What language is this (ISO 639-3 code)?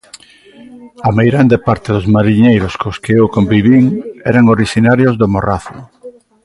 glg